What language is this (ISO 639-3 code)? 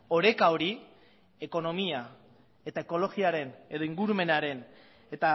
eus